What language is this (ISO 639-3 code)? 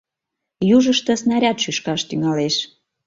chm